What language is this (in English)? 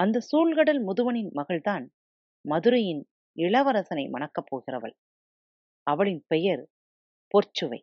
Tamil